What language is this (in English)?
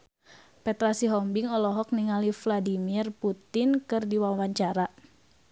Sundanese